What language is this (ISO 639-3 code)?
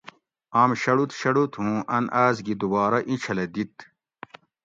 gwc